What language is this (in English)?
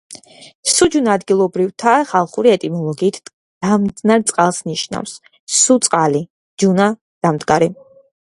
Georgian